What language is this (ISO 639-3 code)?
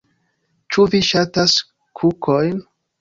epo